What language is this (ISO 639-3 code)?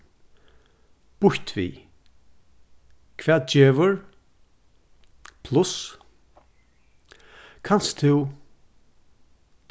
fao